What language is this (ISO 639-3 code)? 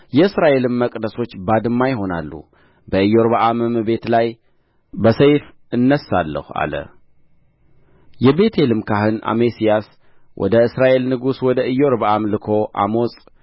amh